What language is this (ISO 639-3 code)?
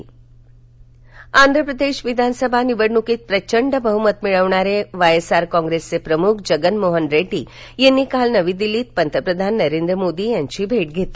mar